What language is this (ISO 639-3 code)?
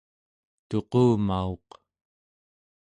esu